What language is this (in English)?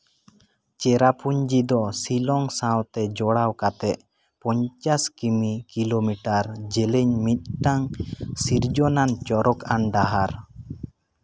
Santali